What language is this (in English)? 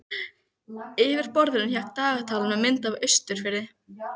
Icelandic